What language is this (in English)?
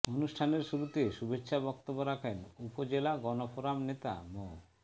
Bangla